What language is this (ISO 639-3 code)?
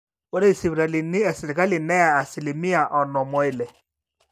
mas